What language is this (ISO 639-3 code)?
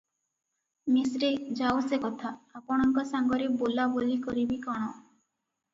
ori